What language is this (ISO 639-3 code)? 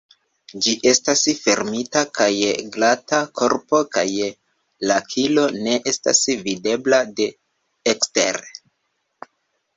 epo